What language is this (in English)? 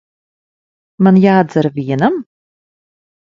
Latvian